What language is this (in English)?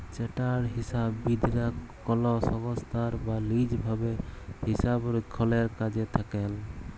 Bangla